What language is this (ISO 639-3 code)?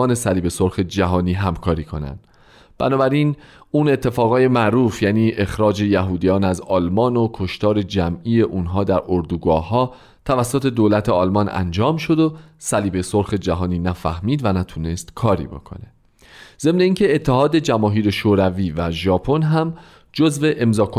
fas